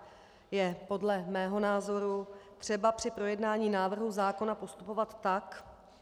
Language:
Czech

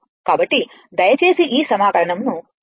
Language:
Telugu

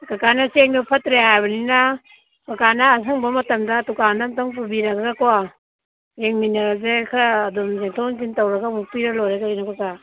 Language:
Manipuri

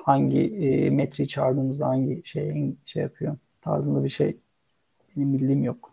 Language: Turkish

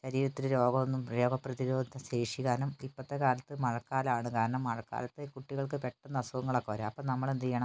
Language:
Malayalam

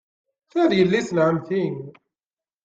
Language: Kabyle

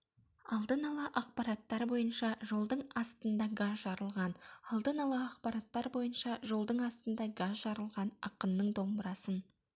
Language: Kazakh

